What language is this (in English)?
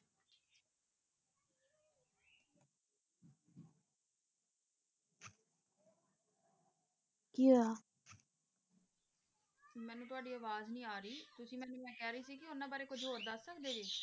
Punjabi